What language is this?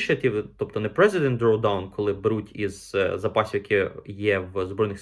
Ukrainian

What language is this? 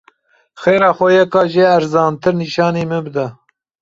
Kurdish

